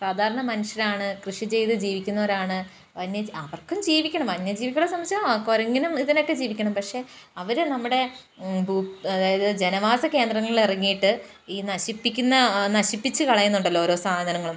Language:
Malayalam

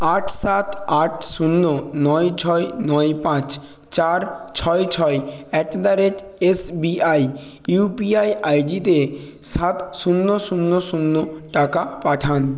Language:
Bangla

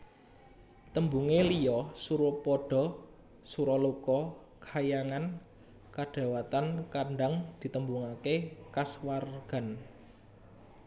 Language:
Javanese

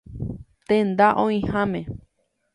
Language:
Guarani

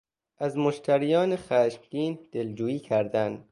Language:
Persian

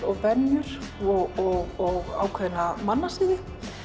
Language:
Icelandic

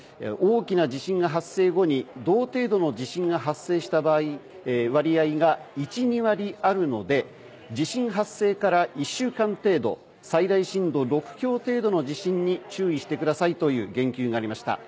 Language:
Japanese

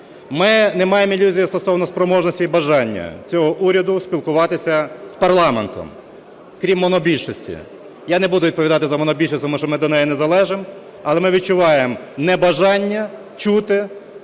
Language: Ukrainian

